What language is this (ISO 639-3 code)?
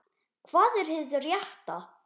isl